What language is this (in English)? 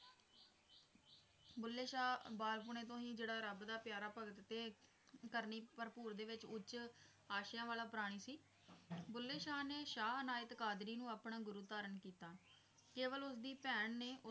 Punjabi